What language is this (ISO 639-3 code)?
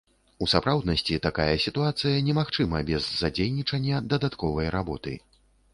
bel